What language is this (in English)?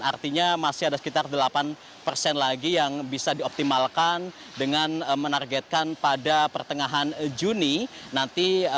Indonesian